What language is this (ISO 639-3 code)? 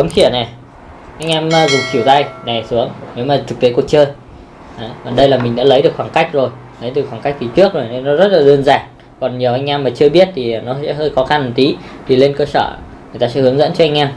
vie